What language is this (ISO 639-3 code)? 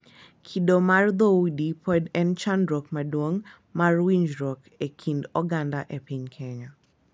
luo